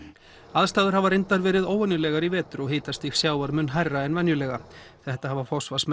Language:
Icelandic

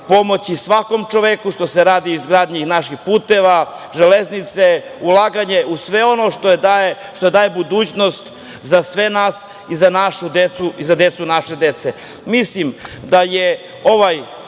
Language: Serbian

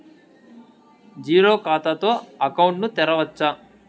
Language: Telugu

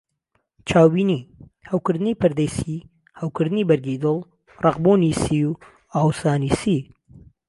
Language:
Central Kurdish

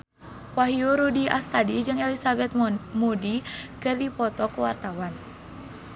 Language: Sundanese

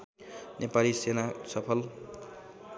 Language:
Nepali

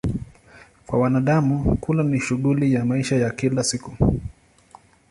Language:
Swahili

